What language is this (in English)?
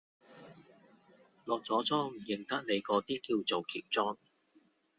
Cantonese